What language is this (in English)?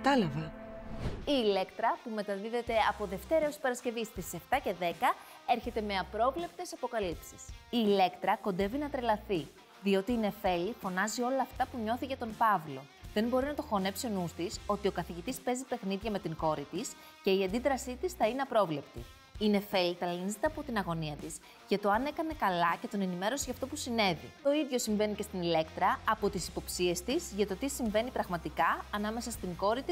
Greek